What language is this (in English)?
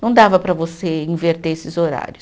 Portuguese